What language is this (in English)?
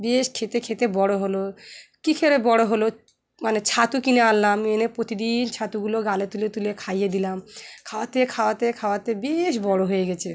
Bangla